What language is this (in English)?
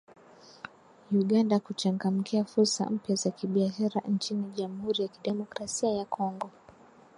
Swahili